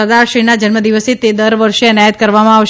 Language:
Gujarati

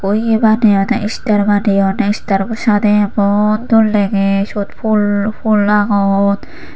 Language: Chakma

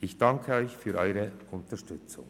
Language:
Swiss German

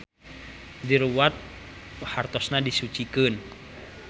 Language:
Sundanese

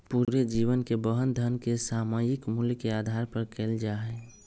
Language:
Magahi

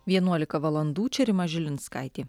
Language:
Lithuanian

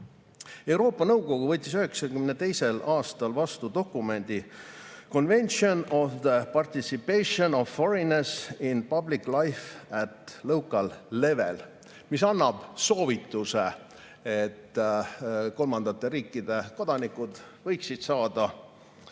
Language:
Estonian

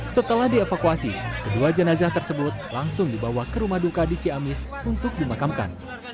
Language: Indonesian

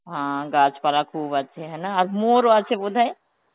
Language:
Bangla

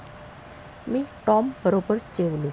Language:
Marathi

